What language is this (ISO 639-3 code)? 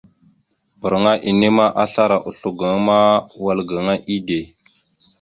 mxu